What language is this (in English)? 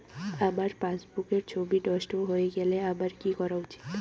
Bangla